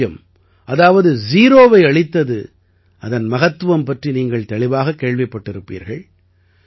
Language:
Tamil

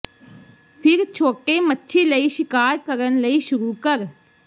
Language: Punjabi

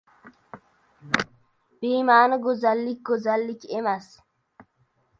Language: Uzbek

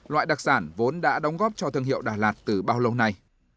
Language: Vietnamese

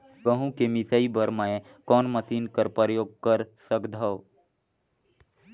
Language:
Chhattisgarhi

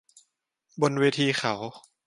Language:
Thai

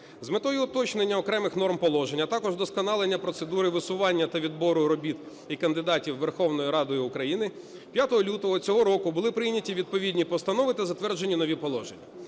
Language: Ukrainian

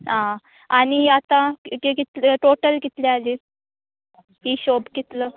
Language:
Konkani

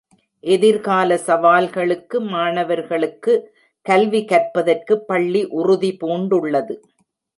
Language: Tamil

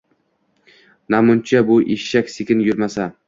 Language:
Uzbek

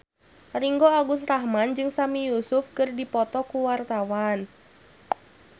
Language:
Sundanese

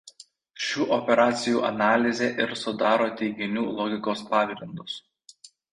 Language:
Lithuanian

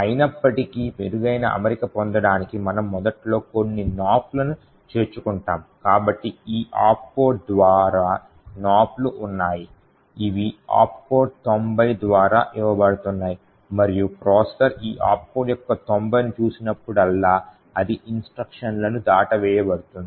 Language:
Telugu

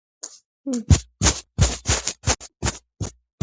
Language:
Georgian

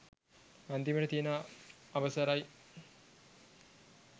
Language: Sinhala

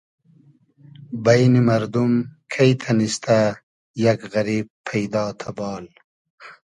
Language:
Hazaragi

